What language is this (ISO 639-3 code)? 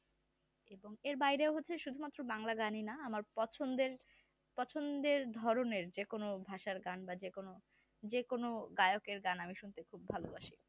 ben